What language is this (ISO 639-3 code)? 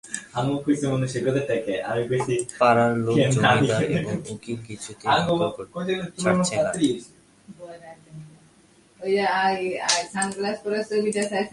ben